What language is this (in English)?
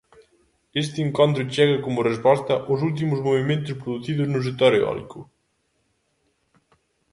Galician